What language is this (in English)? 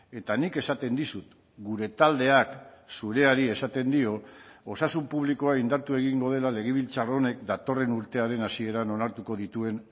Basque